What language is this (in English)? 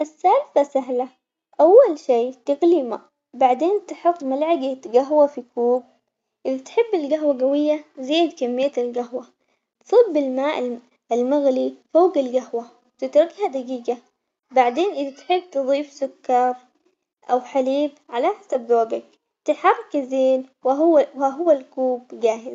Omani Arabic